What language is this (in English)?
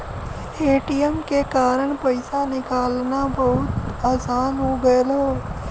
Bhojpuri